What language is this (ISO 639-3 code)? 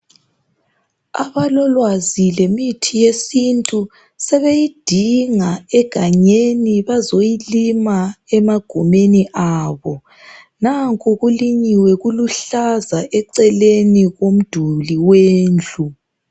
nde